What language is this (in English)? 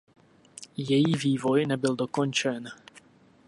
Czech